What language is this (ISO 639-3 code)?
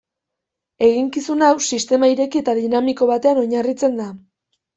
eus